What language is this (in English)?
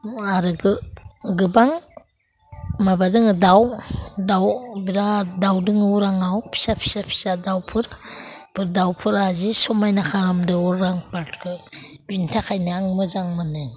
Bodo